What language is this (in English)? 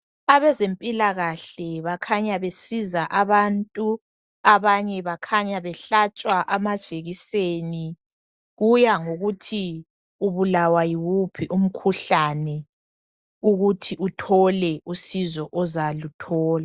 North Ndebele